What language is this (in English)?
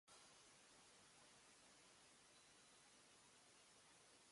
Japanese